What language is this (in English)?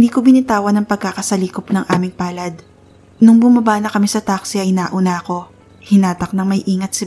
Filipino